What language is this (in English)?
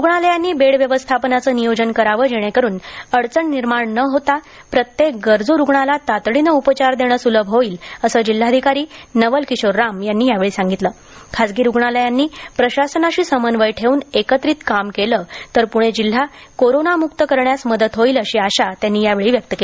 Marathi